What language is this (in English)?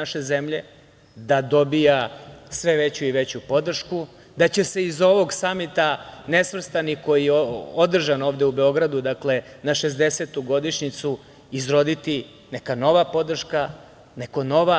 Serbian